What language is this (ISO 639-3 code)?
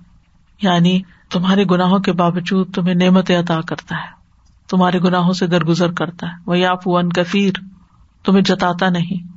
urd